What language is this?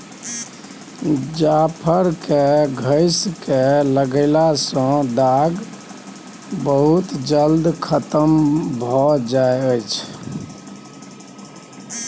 Maithili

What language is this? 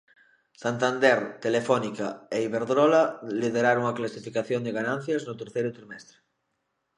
Galician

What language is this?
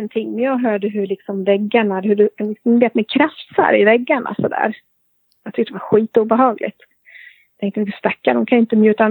Swedish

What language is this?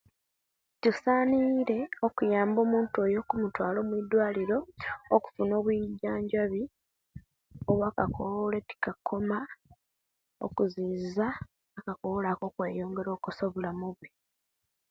Kenyi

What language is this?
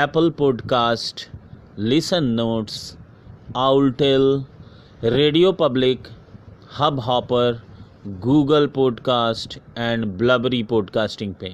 Hindi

